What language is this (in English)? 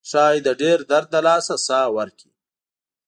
Pashto